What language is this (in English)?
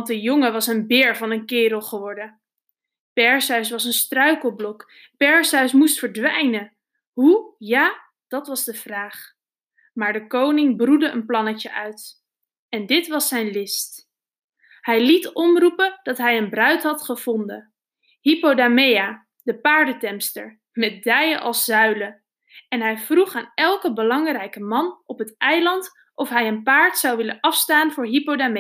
Dutch